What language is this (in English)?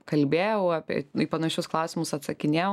Lithuanian